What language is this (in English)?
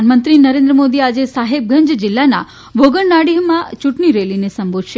Gujarati